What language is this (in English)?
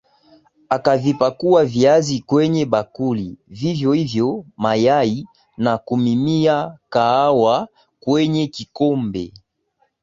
Swahili